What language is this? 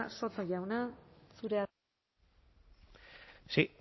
Basque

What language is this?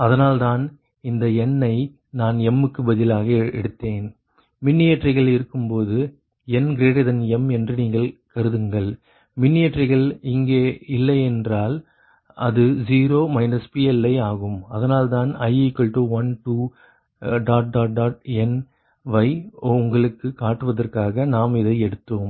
Tamil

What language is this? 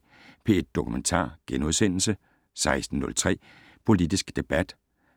Danish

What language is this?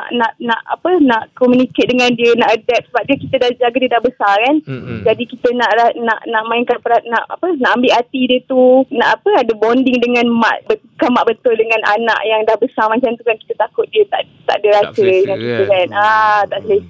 Malay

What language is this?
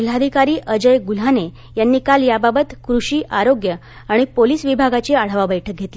Marathi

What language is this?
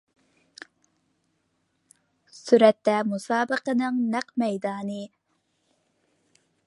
Uyghur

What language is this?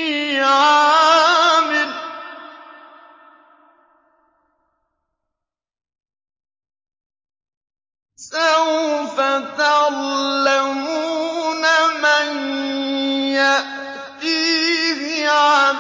Arabic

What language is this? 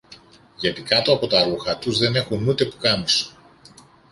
Greek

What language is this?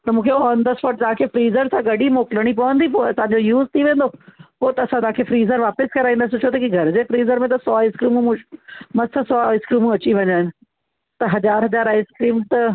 Sindhi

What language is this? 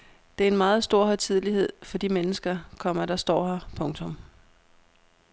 Danish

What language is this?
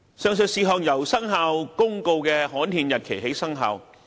Cantonese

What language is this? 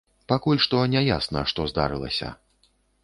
Belarusian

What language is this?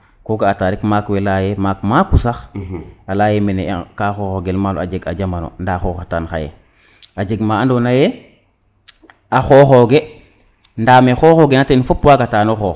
Serer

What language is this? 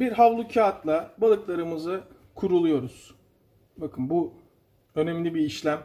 Turkish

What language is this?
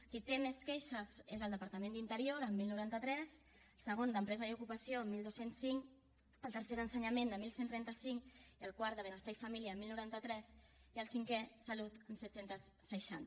Catalan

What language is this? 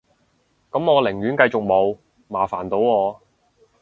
Cantonese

